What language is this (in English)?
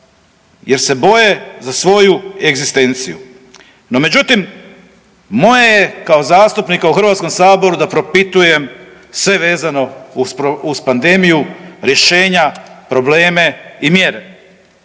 Croatian